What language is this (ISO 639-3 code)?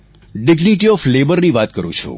guj